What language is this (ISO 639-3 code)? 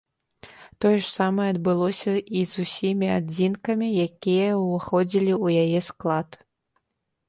bel